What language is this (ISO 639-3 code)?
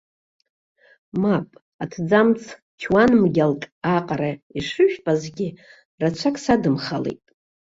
abk